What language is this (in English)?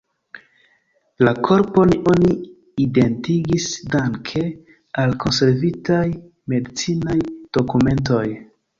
Esperanto